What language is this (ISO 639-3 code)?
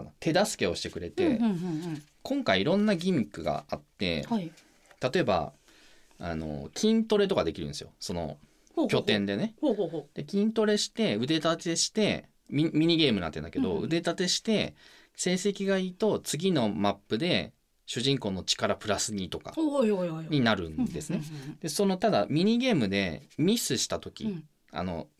jpn